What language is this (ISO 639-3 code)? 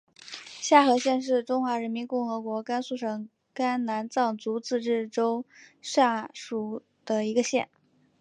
zho